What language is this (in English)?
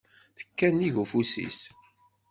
Kabyle